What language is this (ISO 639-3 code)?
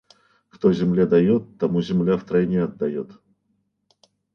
rus